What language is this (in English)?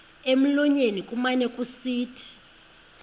Xhosa